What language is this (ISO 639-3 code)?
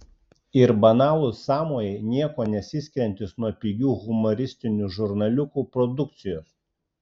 lit